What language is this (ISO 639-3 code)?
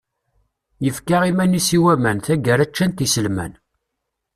kab